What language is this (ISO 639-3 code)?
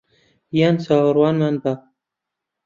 ckb